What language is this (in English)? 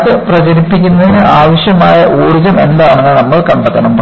Malayalam